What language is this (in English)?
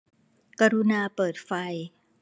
Thai